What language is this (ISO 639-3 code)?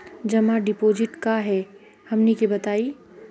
mag